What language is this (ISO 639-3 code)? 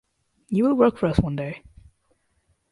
eng